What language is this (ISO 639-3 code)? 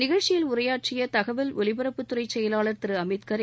tam